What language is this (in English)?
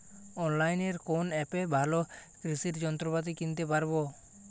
Bangla